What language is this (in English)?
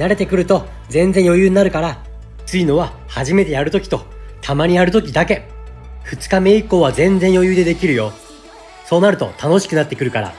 Japanese